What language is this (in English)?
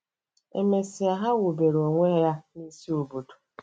Igbo